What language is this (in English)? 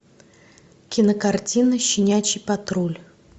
Russian